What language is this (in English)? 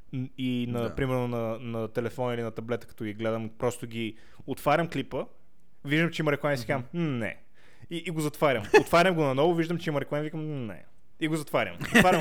Bulgarian